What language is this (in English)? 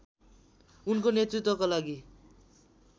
Nepali